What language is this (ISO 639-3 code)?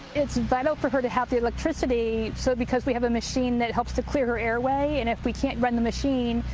eng